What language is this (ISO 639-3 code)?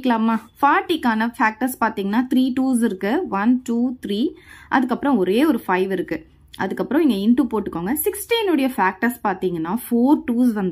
tam